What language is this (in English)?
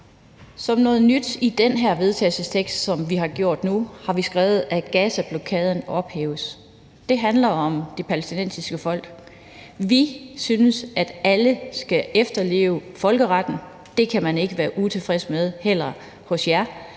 Danish